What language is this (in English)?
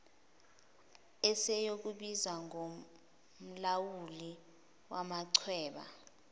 Zulu